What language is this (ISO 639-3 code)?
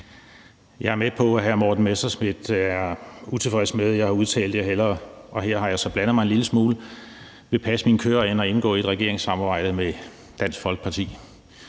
dan